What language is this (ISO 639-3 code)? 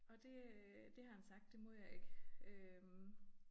dan